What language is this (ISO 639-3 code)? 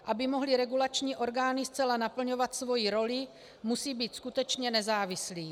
ces